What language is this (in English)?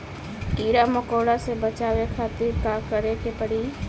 Bhojpuri